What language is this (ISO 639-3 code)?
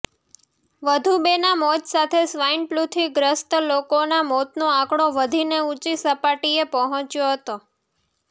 guj